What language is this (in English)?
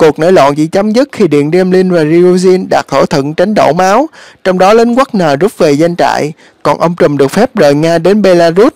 Vietnamese